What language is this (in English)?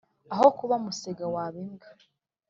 Kinyarwanda